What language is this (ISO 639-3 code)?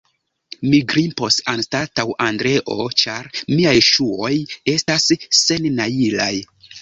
epo